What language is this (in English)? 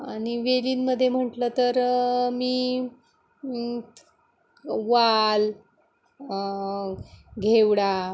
Marathi